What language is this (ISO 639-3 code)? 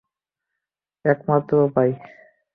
ben